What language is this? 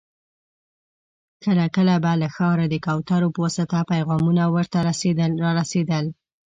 Pashto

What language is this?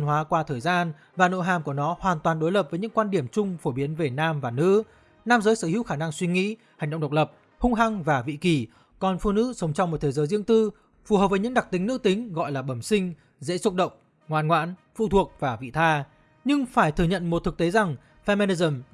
Vietnamese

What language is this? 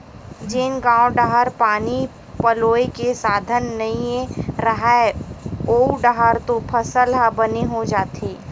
Chhattisgarhi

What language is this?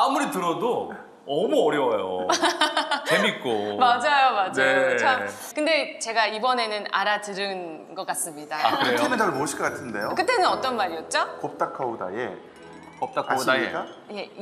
Korean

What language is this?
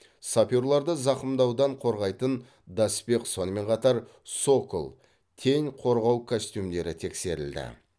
Kazakh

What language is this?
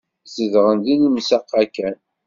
Kabyle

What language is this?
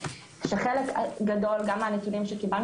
Hebrew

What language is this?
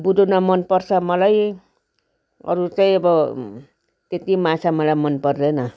Nepali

